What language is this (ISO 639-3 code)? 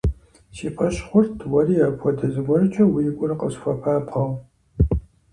kbd